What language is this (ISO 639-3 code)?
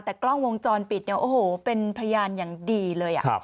tha